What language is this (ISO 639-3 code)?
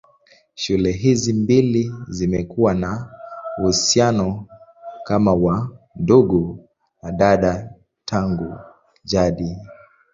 swa